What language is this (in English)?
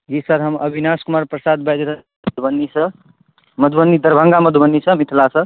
Maithili